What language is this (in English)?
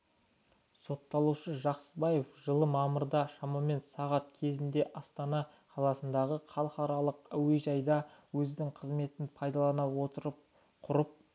Kazakh